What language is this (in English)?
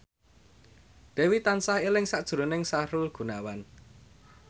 Javanese